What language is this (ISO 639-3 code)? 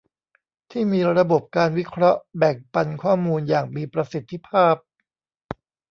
tha